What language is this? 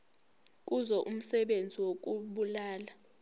Zulu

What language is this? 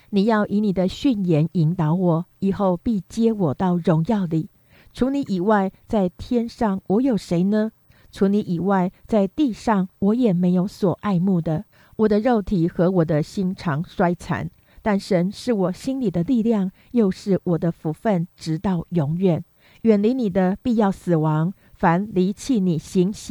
Chinese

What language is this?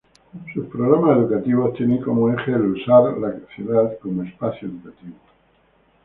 Spanish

